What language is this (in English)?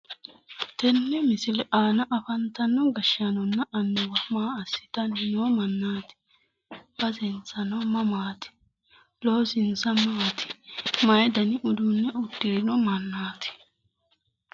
Sidamo